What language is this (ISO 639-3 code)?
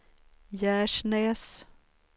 swe